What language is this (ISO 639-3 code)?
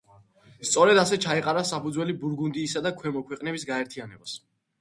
kat